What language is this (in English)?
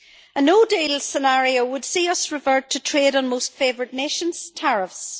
English